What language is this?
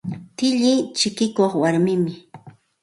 Santa Ana de Tusi Pasco Quechua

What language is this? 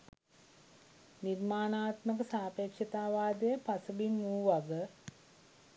Sinhala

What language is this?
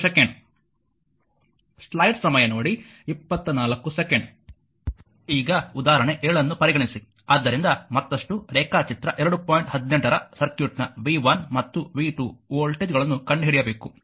Kannada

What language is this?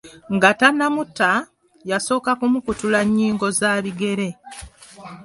Ganda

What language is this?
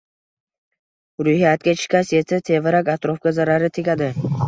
Uzbek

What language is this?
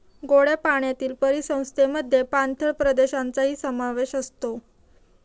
Marathi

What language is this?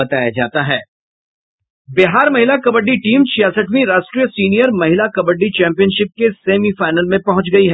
Hindi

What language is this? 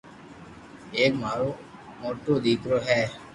Loarki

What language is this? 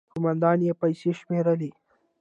Pashto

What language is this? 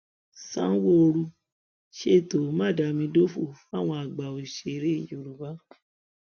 Yoruba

